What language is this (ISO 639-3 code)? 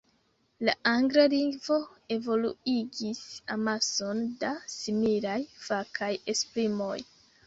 epo